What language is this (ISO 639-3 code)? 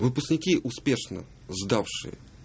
rus